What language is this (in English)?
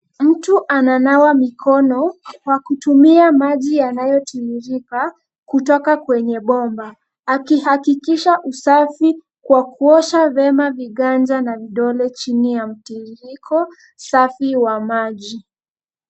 Swahili